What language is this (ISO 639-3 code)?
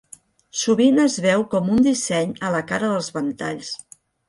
cat